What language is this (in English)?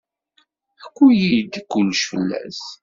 Kabyle